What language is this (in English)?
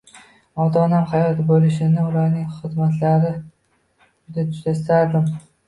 Uzbek